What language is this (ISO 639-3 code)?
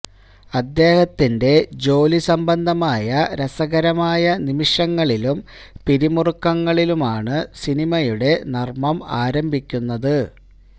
mal